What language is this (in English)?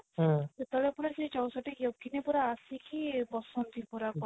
Odia